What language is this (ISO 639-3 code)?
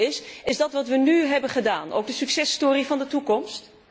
nld